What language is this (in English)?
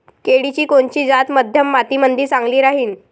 Marathi